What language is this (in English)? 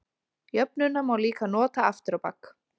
Icelandic